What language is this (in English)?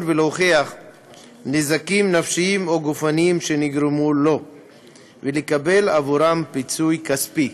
Hebrew